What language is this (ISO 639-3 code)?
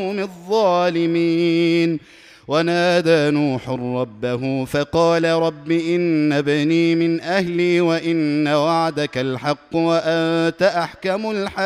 ara